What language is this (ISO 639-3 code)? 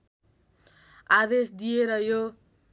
nep